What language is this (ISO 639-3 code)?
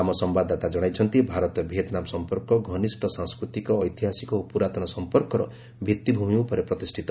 ori